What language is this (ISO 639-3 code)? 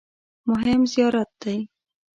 pus